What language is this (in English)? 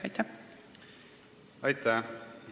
Estonian